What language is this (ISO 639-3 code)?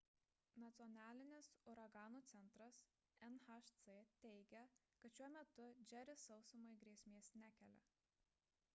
lit